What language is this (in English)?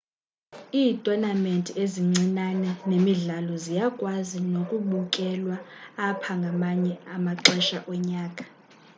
Xhosa